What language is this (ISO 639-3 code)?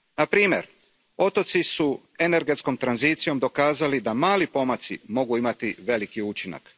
hrv